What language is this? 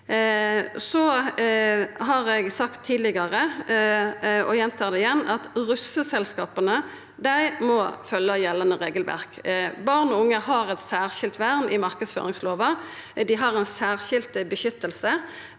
Norwegian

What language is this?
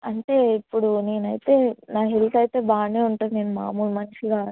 Telugu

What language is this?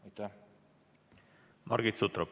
Estonian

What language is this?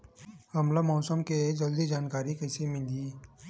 Chhattisgarhi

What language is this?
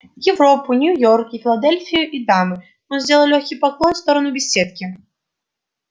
Russian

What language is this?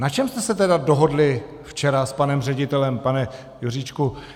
Czech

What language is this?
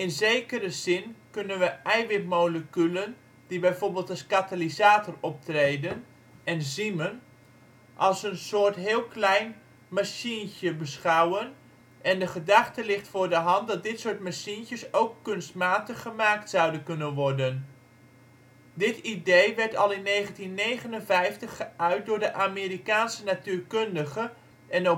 Dutch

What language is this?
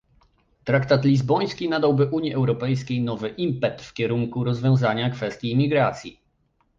Polish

